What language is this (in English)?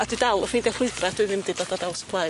Welsh